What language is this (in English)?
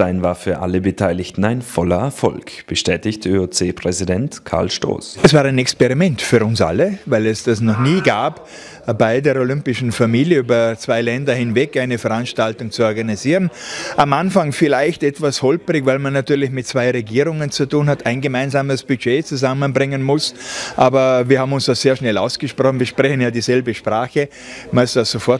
German